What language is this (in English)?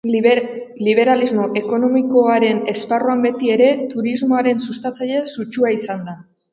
Basque